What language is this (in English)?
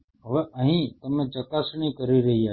Gujarati